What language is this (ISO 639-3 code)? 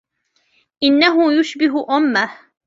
ara